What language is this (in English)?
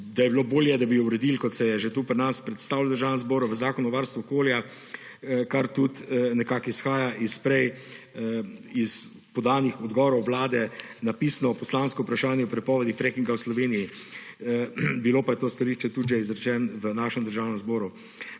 Slovenian